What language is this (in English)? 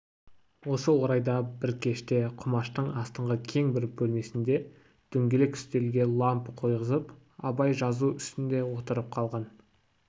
Kazakh